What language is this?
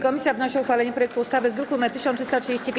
Polish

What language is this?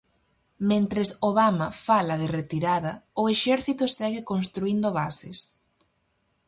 Galician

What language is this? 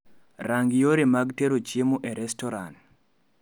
Luo (Kenya and Tanzania)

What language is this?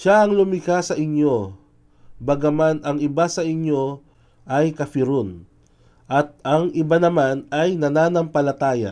Filipino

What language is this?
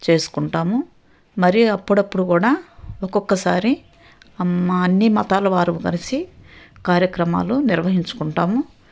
Telugu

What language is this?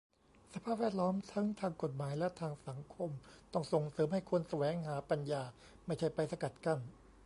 Thai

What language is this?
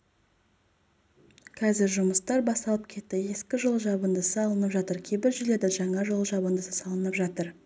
Kazakh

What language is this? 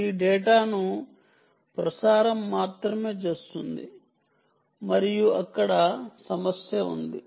Telugu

